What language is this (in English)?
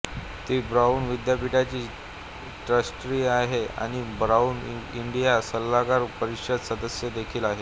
Marathi